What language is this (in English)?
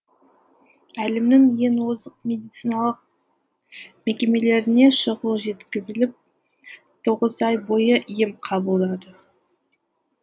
Kazakh